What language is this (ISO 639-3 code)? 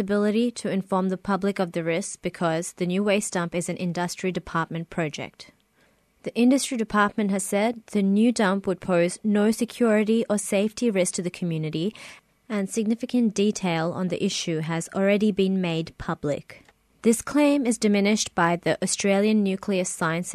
eng